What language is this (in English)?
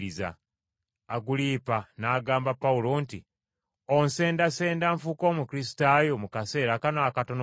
Ganda